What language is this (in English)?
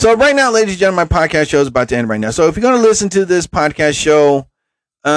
English